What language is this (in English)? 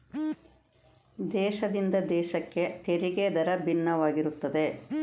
Kannada